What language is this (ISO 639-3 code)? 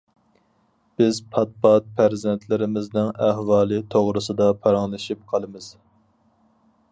uig